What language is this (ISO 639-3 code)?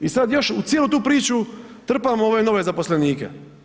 hrv